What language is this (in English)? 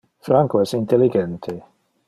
Interlingua